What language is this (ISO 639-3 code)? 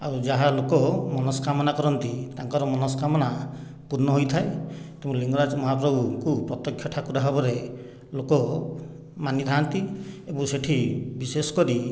ori